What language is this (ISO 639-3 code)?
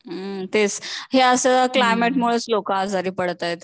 mar